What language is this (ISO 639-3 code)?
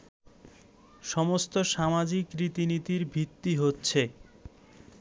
ben